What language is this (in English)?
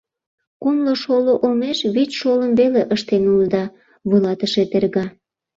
Mari